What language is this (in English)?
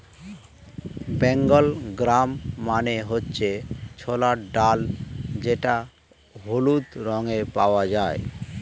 Bangla